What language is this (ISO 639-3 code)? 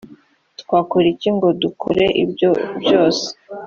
kin